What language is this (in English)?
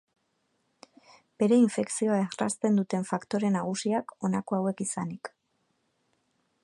Basque